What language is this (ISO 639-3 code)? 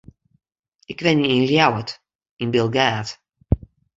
fry